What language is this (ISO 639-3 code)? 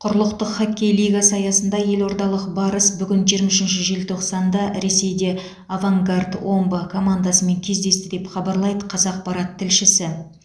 kaz